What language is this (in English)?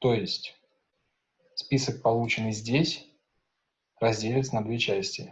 Russian